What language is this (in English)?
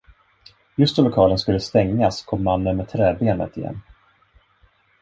Swedish